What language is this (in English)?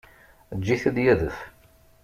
Kabyle